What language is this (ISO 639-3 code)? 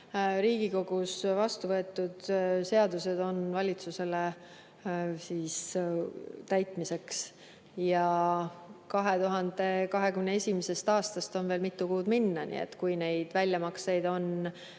est